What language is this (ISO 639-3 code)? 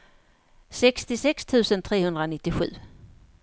swe